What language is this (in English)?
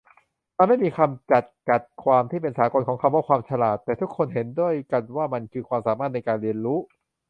Thai